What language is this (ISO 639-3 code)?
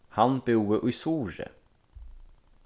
fao